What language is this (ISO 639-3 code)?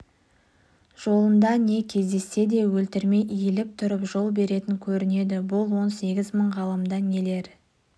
kaz